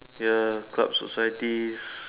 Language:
English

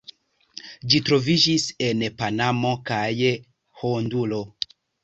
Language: Esperanto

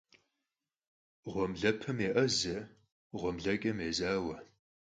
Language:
Kabardian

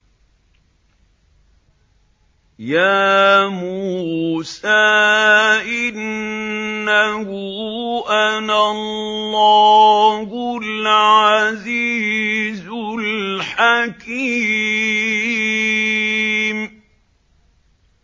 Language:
Arabic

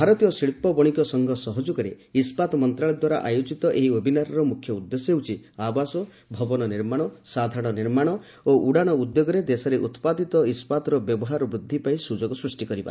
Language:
Odia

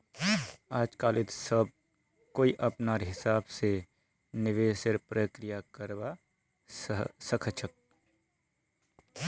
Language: Magahi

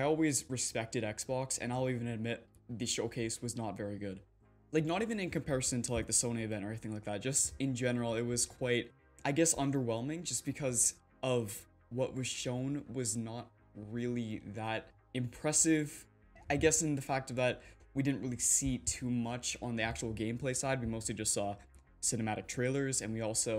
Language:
English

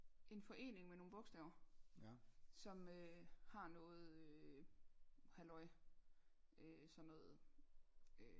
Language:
Danish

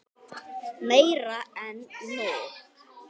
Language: Icelandic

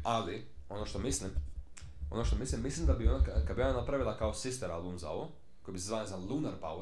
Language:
Croatian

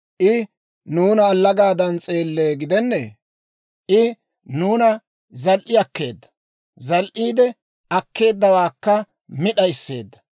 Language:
Dawro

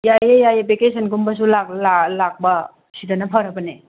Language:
Manipuri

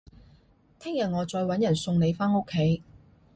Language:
Cantonese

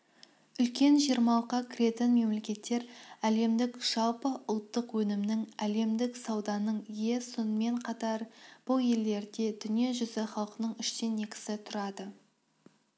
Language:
Kazakh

